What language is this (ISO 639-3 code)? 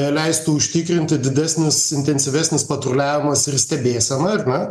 lit